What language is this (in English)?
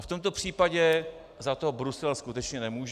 Czech